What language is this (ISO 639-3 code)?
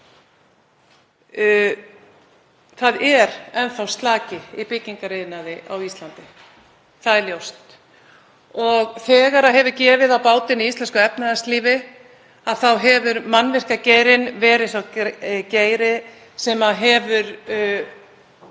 isl